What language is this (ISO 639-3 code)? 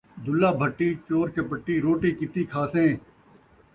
skr